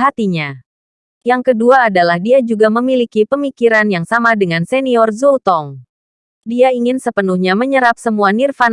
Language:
Indonesian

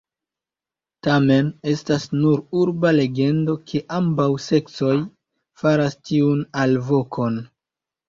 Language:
Esperanto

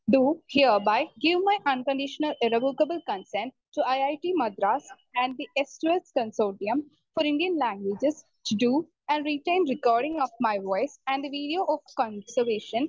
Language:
Malayalam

